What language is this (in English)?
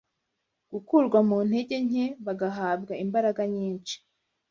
Kinyarwanda